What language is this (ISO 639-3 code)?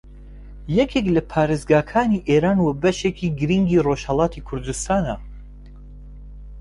ckb